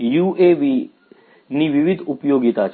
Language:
Gujarati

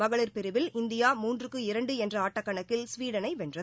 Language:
Tamil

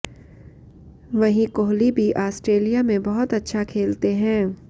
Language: Hindi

